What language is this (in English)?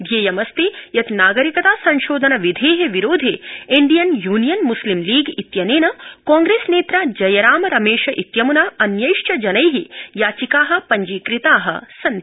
Sanskrit